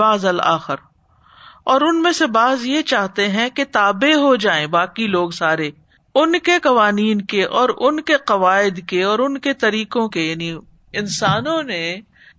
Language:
Urdu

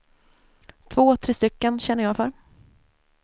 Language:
Swedish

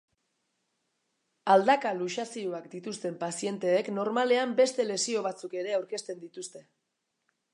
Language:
Basque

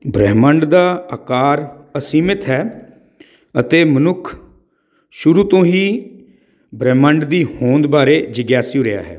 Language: Punjabi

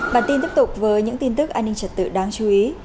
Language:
Vietnamese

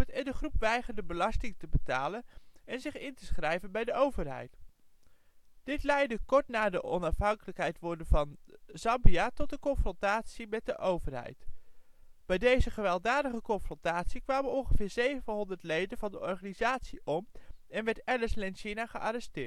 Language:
Dutch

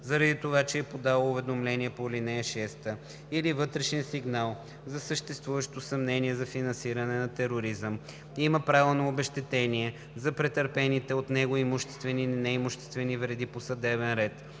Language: Bulgarian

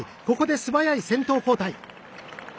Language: Japanese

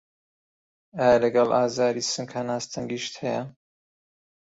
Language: Central Kurdish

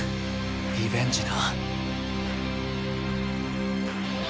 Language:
Japanese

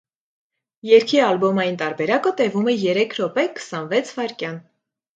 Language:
Armenian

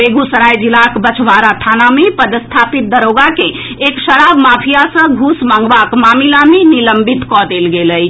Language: Maithili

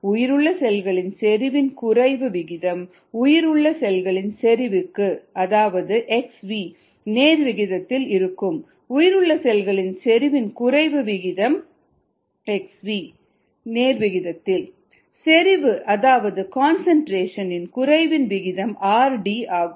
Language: Tamil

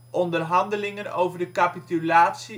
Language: Dutch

